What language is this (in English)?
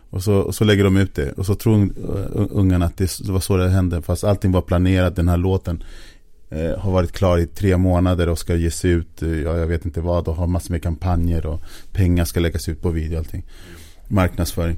Swedish